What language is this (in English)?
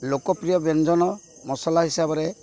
Odia